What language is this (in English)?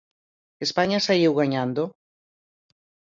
Galician